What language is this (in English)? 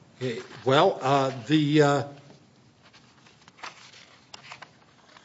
English